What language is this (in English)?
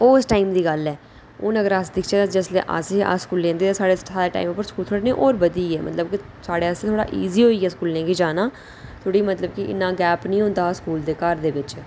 Dogri